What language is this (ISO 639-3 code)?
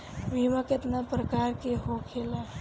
bho